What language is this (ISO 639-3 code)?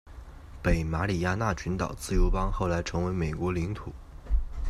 zho